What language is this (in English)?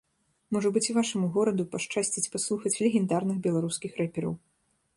Belarusian